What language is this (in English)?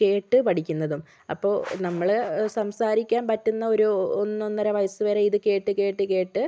Malayalam